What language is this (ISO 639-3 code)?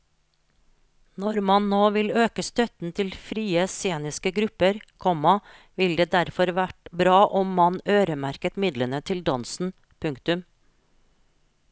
nor